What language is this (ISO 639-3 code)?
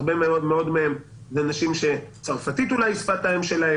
heb